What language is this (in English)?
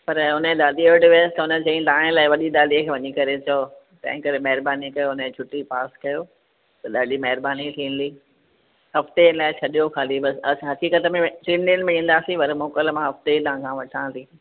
Sindhi